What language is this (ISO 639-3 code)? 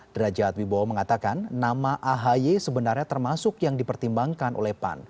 ind